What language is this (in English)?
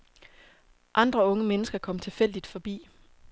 Danish